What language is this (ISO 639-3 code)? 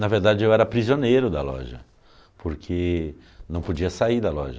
por